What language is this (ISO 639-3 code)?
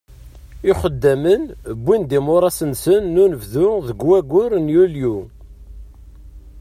kab